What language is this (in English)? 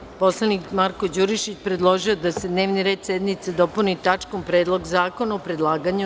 Serbian